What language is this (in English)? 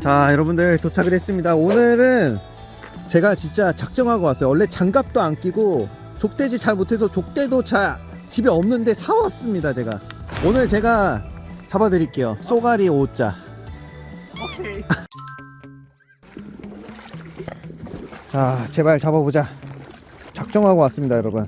Korean